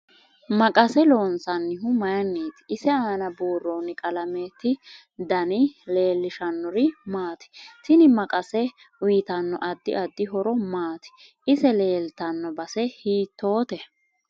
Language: Sidamo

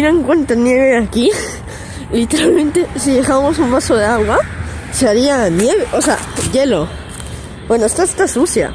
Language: Spanish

